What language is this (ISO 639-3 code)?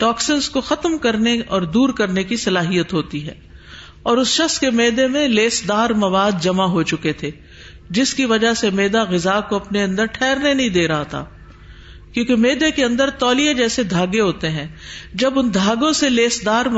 urd